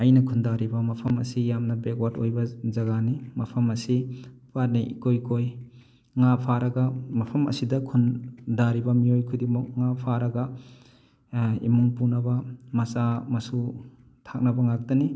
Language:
Manipuri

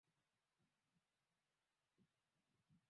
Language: Swahili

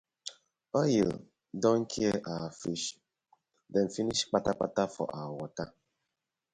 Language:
Nigerian Pidgin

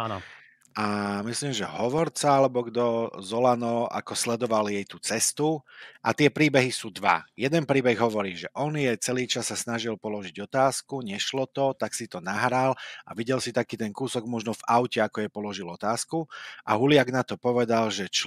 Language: Czech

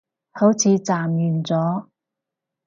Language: Cantonese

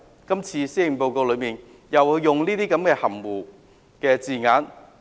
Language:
Cantonese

